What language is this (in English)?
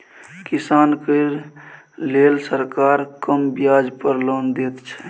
Maithili